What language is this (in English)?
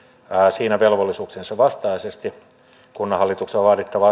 Finnish